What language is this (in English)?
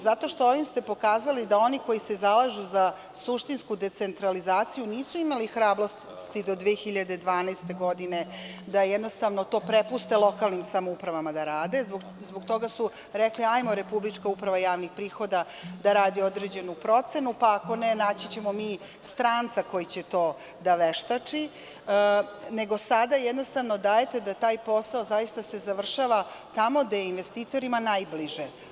Serbian